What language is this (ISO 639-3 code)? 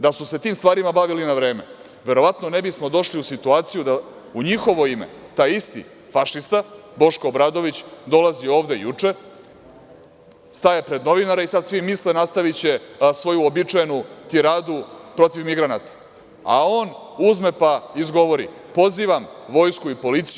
srp